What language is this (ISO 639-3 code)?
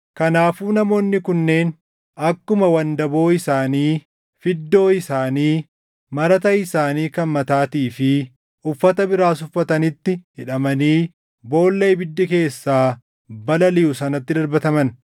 orm